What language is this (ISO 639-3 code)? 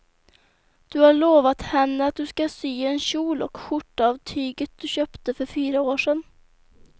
swe